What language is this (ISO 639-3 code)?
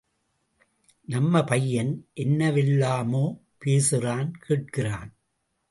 tam